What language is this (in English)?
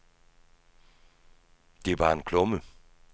Danish